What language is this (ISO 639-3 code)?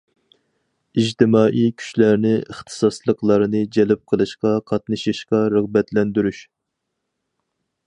uig